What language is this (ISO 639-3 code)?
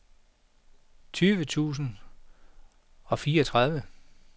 dan